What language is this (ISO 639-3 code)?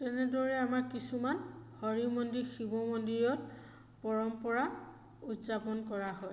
asm